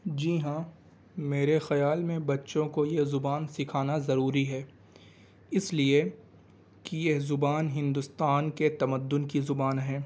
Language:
Urdu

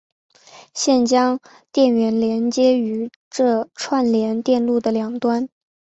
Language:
Chinese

